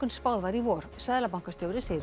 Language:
Icelandic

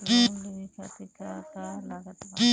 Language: Bhojpuri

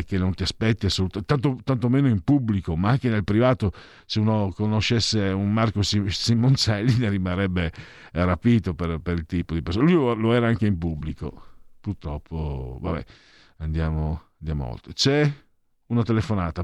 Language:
Italian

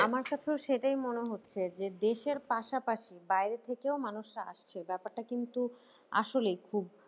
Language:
Bangla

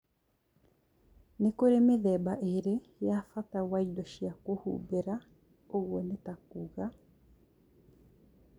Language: Kikuyu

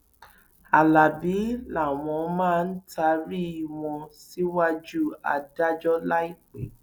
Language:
Yoruba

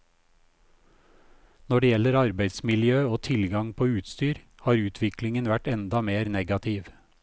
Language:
Norwegian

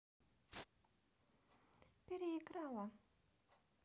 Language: Russian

